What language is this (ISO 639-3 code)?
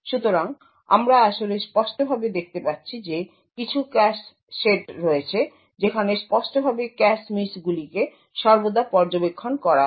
ben